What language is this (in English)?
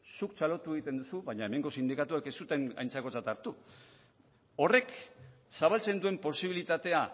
Basque